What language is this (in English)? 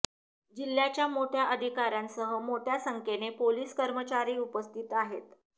Marathi